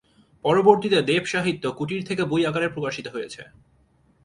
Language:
Bangla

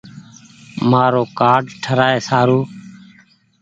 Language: Goaria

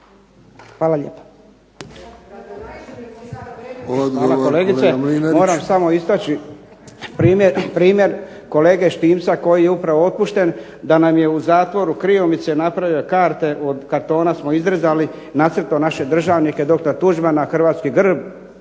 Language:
Croatian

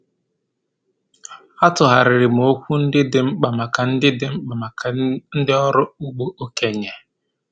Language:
Igbo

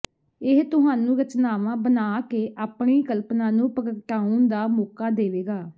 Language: Punjabi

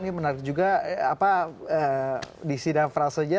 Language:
Indonesian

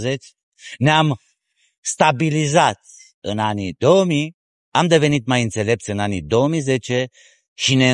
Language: Romanian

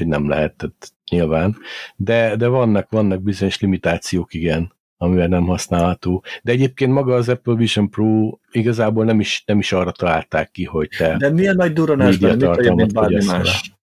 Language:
Hungarian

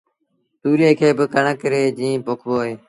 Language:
Sindhi Bhil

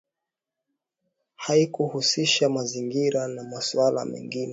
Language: Swahili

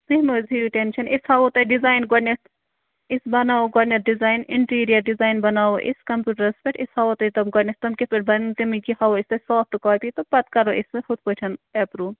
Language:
Kashmiri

